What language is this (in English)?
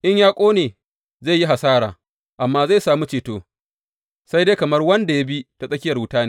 Hausa